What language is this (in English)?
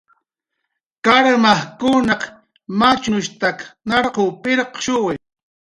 Jaqaru